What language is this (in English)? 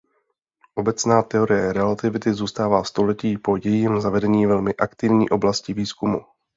Czech